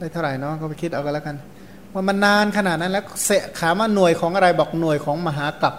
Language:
Thai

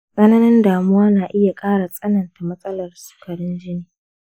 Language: Hausa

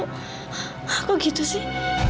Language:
Indonesian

